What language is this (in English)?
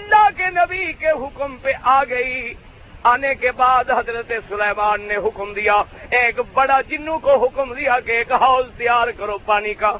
Urdu